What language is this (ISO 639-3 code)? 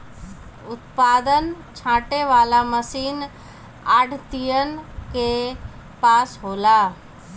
bho